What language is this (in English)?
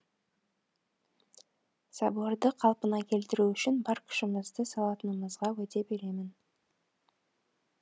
Kazakh